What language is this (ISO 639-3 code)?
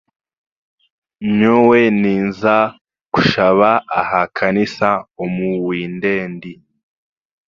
cgg